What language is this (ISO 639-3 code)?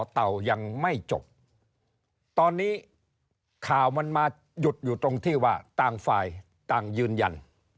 tha